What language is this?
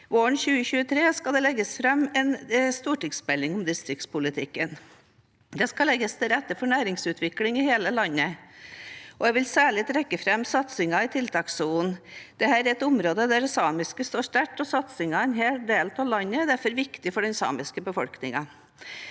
Norwegian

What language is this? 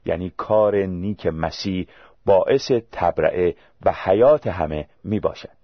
Persian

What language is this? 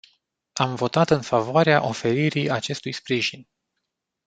Romanian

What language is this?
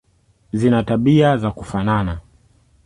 Swahili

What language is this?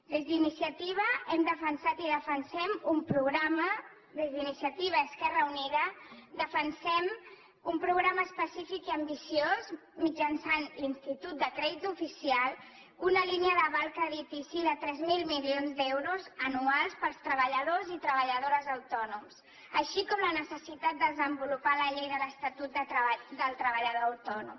Catalan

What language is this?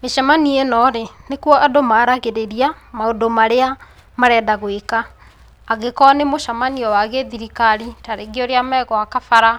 Kikuyu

